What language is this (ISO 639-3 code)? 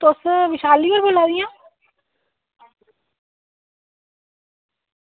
doi